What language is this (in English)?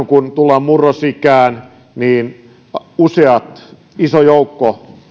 Finnish